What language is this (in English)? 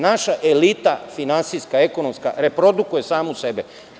Serbian